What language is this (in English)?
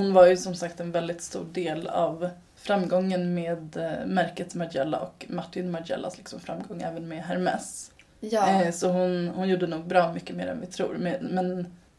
Swedish